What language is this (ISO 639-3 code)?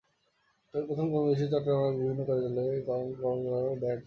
ben